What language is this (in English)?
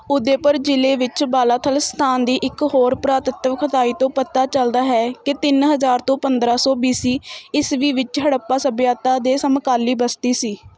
Punjabi